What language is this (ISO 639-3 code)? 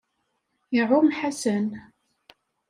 kab